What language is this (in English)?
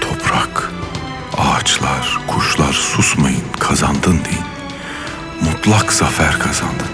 Turkish